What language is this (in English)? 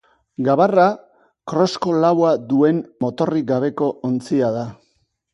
Basque